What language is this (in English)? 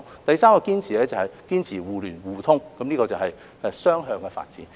Cantonese